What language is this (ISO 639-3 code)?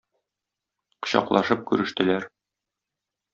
tat